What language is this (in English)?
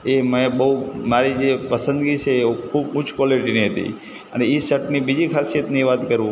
Gujarati